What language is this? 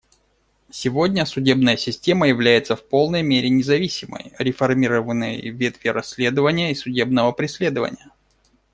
Russian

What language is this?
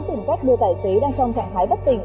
Vietnamese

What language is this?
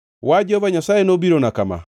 Luo (Kenya and Tanzania)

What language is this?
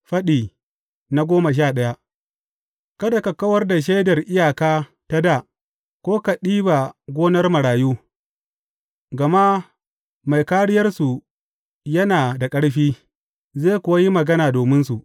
Hausa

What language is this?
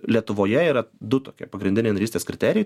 Lithuanian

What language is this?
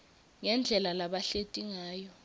Swati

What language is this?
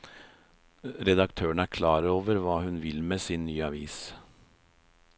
Norwegian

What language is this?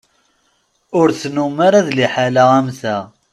Kabyle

